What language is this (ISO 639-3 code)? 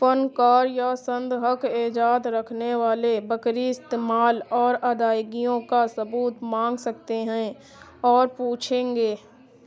urd